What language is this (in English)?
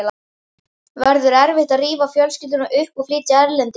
Icelandic